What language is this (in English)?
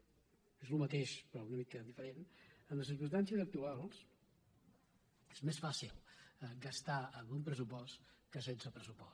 Catalan